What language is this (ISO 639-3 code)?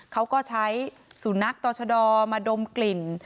tha